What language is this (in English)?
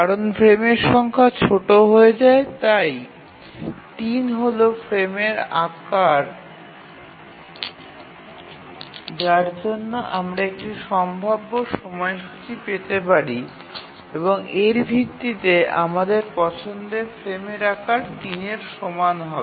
Bangla